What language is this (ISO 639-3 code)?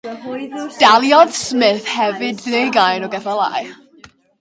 cym